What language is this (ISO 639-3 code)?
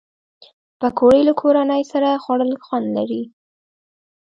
pus